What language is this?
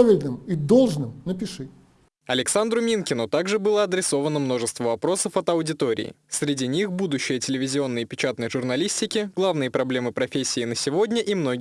Russian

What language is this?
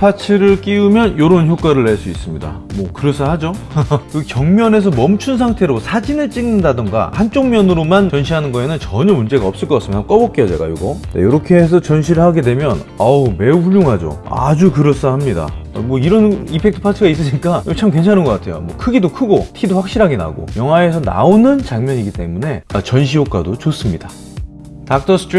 Korean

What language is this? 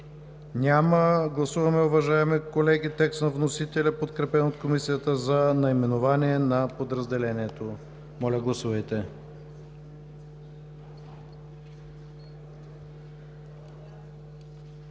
Bulgarian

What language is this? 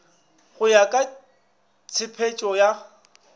Northern Sotho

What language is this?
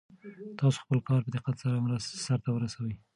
Pashto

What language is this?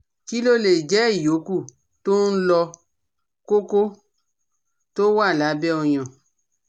Yoruba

